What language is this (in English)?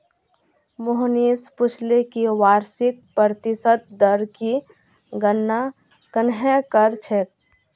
Magahi